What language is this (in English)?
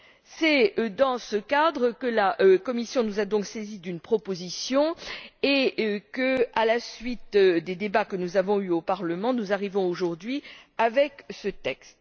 French